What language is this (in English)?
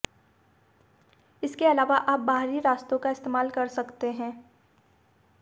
Hindi